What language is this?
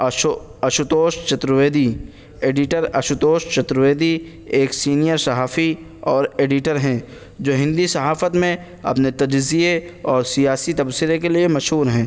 Urdu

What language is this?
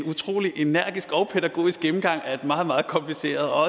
Danish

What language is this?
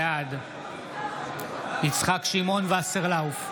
Hebrew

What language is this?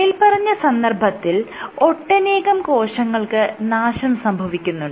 Malayalam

